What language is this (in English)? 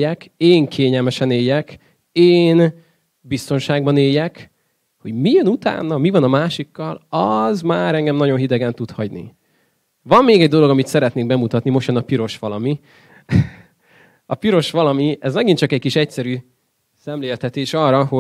Hungarian